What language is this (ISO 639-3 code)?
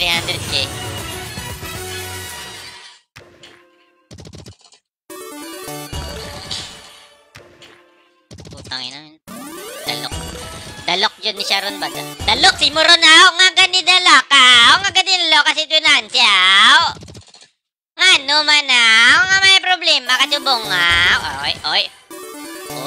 fil